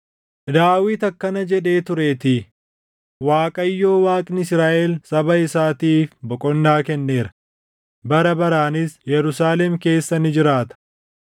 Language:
Oromo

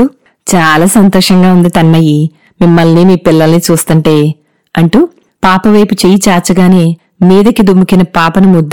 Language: Telugu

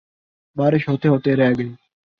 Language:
Urdu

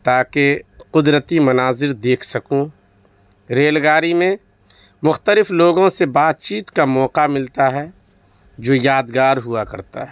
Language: Urdu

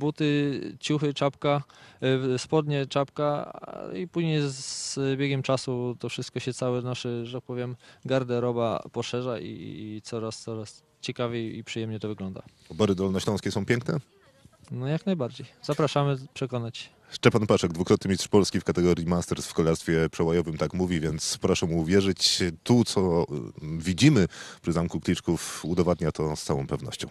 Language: Polish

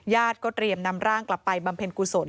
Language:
Thai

